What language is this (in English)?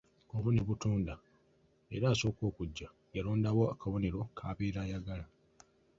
Ganda